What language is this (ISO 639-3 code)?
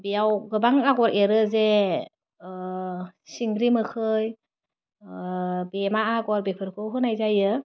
brx